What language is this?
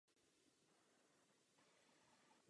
Czech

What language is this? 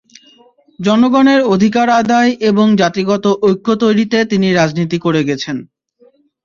Bangla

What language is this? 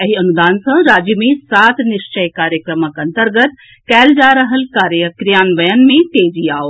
Maithili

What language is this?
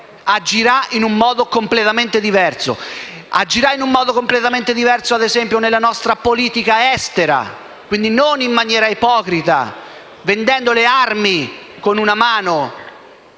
Italian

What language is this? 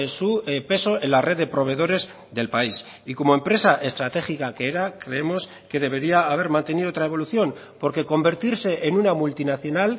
Spanish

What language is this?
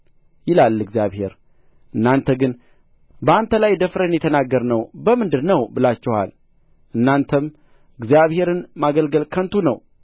Amharic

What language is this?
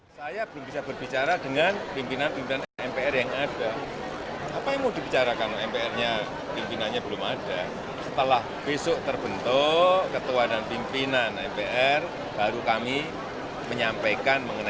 Indonesian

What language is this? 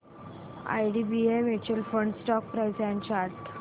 Marathi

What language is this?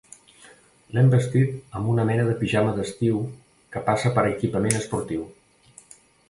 Catalan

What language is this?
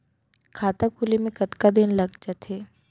Chhattisgarhi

